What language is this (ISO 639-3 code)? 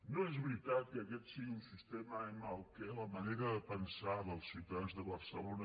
cat